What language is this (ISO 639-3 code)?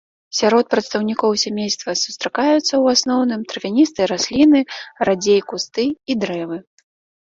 bel